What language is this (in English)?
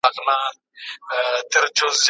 Pashto